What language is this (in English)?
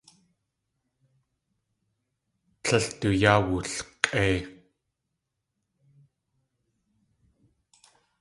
Tlingit